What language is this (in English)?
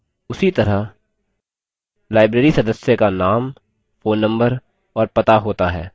Hindi